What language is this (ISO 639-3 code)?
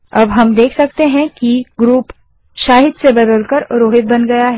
hin